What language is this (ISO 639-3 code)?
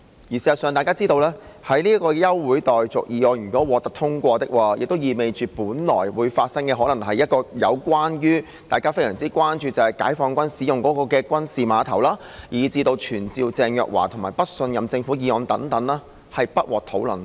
yue